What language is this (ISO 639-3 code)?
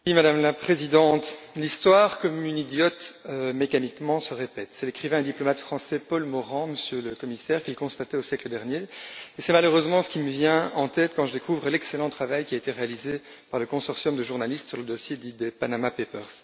fra